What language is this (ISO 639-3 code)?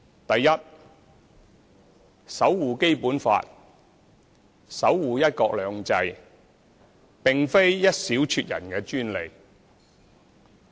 yue